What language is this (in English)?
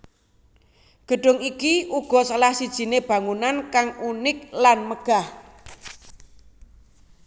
Javanese